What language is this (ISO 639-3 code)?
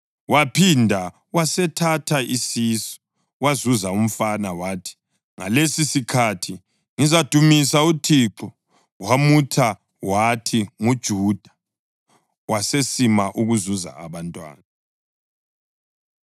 nde